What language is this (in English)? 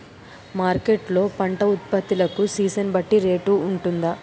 Telugu